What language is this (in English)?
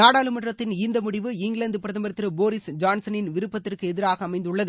Tamil